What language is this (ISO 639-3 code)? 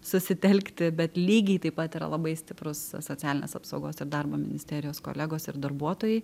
lit